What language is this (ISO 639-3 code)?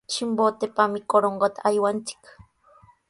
qws